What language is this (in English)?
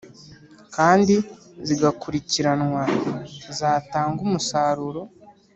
Kinyarwanda